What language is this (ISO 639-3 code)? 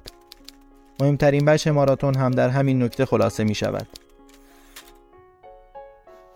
fas